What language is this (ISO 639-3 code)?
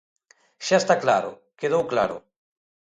glg